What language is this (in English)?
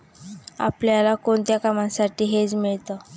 Marathi